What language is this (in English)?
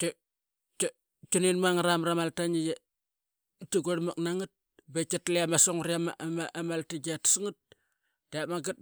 Qaqet